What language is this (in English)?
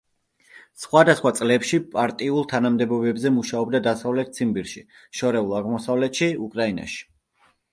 Georgian